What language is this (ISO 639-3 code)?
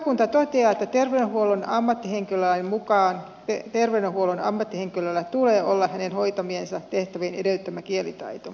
fin